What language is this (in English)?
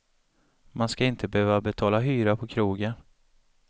Swedish